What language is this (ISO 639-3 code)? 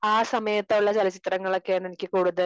mal